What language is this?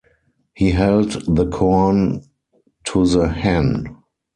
English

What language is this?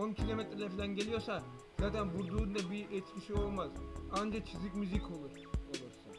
Turkish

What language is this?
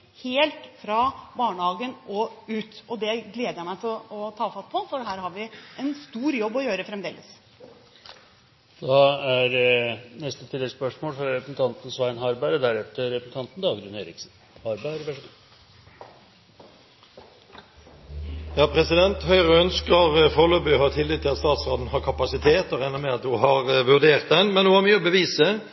Norwegian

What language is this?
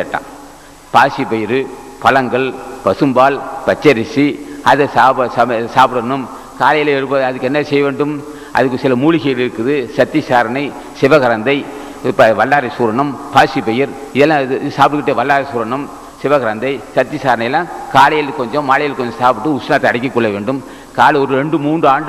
Tamil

